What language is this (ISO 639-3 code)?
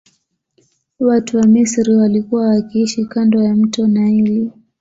swa